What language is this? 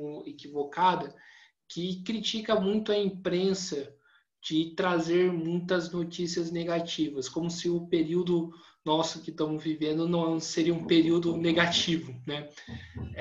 Portuguese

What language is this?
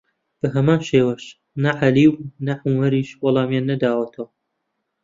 Central Kurdish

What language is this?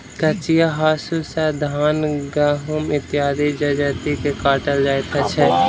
Maithili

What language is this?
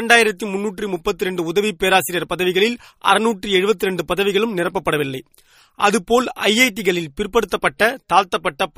Tamil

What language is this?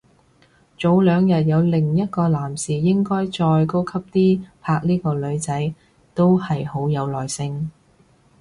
Cantonese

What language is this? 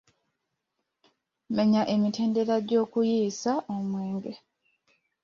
Ganda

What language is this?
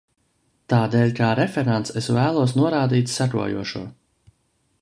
Latvian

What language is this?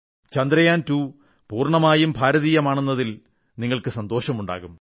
Malayalam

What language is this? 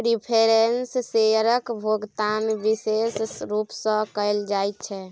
Maithili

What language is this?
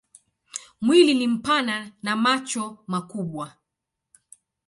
Swahili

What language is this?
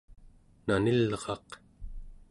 Central Yupik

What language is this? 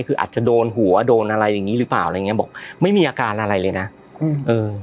Thai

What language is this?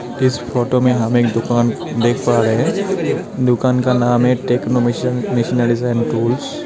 Hindi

